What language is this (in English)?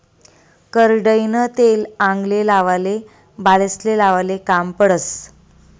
Marathi